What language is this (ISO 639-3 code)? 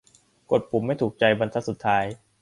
tha